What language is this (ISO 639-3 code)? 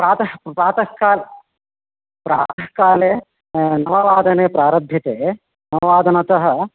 san